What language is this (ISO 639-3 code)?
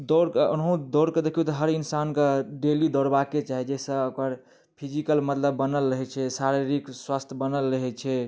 mai